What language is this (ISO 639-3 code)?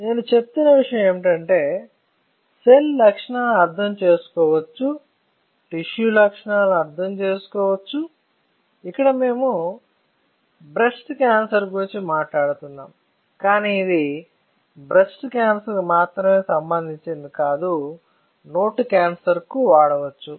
tel